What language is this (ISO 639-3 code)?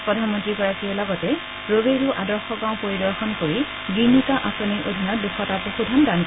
asm